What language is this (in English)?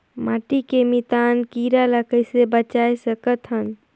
Chhattisgarhi